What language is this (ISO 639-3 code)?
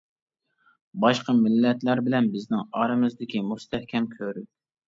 uig